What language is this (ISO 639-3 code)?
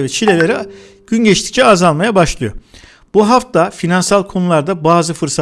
tur